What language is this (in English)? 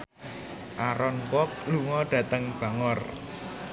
Javanese